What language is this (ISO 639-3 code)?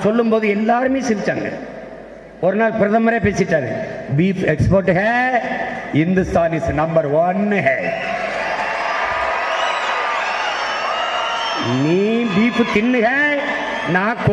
tam